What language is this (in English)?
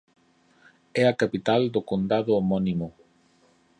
Galician